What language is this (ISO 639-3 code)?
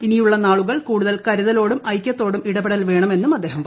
mal